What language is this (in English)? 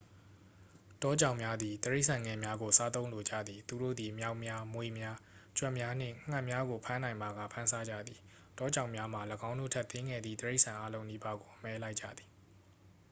Burmese